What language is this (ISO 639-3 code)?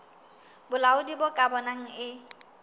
sot